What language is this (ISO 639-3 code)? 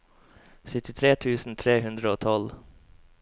nor